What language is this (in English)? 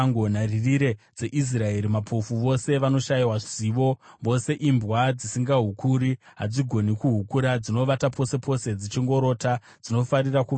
Shona